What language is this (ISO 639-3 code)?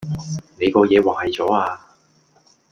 yue